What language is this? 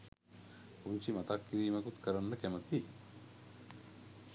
Sinhala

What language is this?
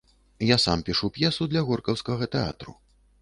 Belarusian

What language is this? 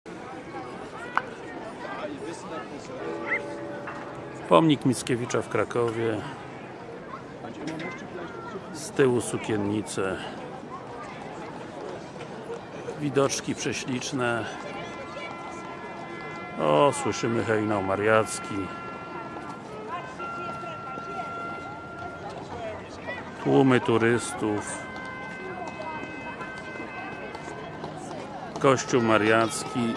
Polish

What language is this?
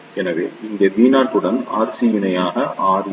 Tamil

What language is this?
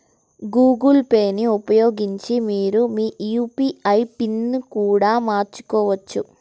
Telugu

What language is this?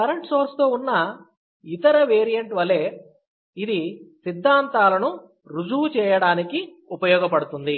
Telugu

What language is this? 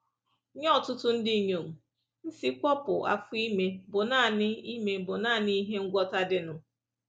Igbo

